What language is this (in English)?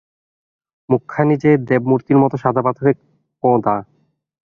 Bangla